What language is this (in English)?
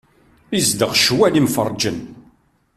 Kabyle